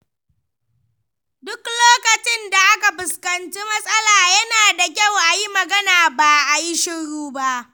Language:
Hausa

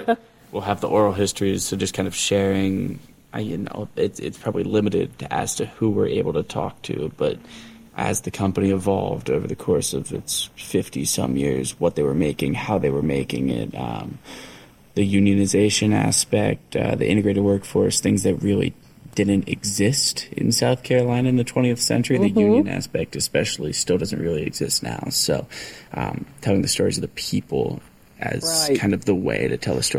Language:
English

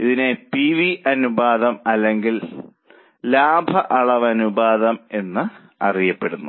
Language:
Malayalam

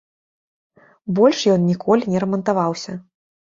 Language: Belarusian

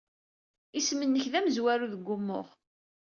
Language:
Kabyle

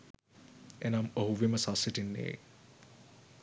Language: Sinhala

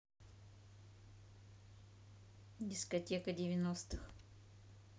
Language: Russian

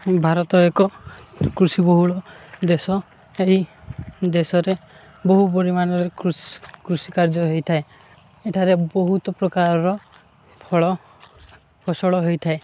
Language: Odia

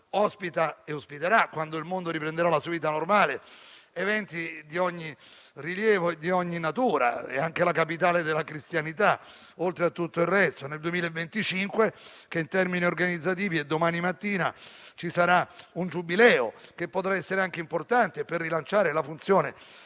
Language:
Italian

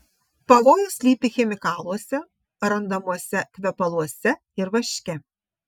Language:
Lithuanian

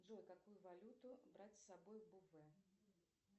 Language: Russian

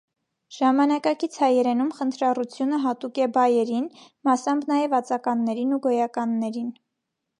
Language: Armenian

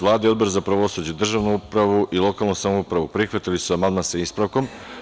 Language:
Serbian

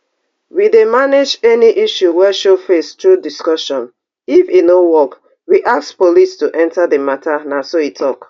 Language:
Nigerian Pidgin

